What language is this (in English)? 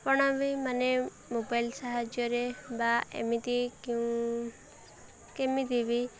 Odia